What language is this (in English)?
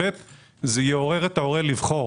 Hebrew